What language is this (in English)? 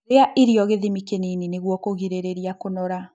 Kikuyu